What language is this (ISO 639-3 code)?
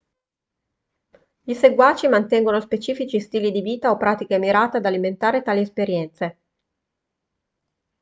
ita